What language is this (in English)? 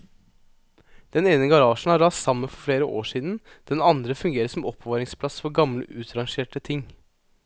Norwegian